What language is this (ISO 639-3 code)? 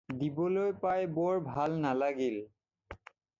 asm